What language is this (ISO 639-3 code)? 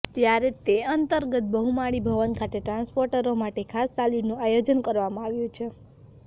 guj